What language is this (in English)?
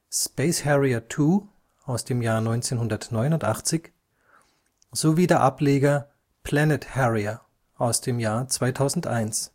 German